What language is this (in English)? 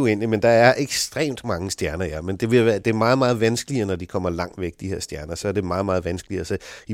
Danish